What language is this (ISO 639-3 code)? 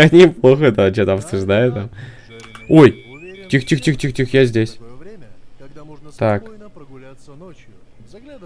rus